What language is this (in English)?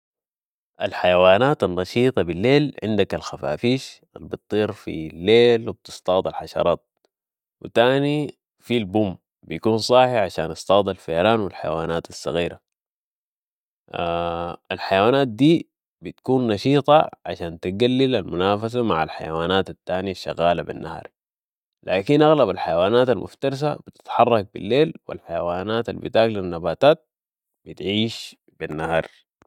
Sudanese Arabic